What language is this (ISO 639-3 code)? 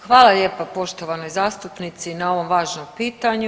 hrv